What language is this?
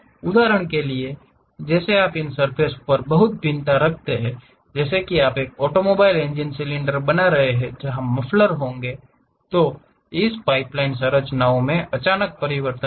Hindi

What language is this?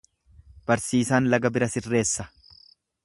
Oromo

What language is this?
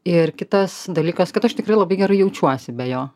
Lithuanian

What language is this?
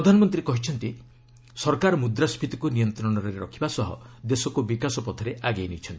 Odia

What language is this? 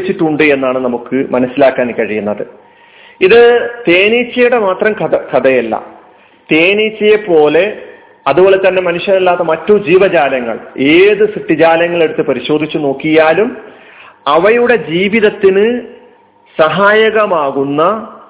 Malayalam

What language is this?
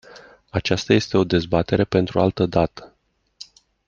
Romanian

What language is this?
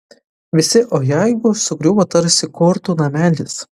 Lithuanian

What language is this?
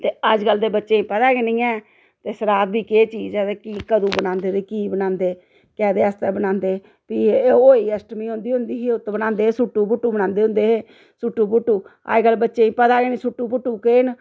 Dogri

